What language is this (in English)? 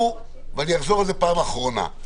Hebrew